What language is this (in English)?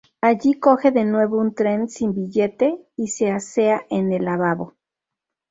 Spanish